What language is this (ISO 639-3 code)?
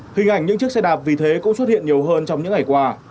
vie